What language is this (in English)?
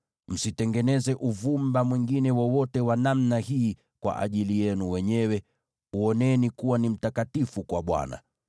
Swahili